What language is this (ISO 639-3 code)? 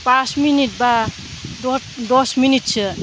brx